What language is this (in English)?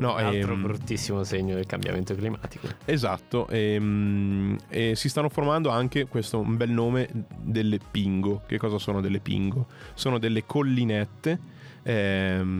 Italian